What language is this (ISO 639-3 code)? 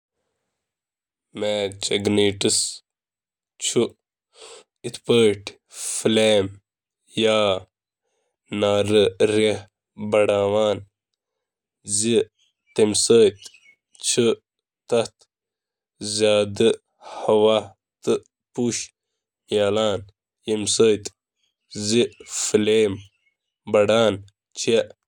kas